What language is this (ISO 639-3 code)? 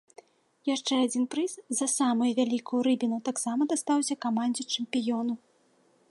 bel